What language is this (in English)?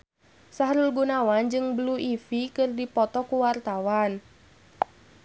Sundanese